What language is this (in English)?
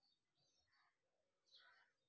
Magahi